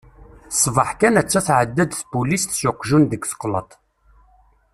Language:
Kabyle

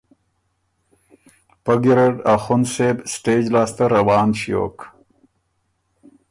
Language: Ormuri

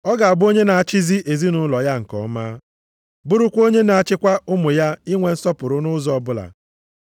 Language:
Igbo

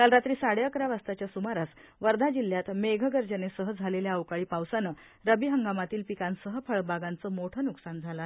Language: Marathi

